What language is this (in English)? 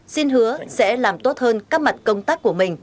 Vietnamese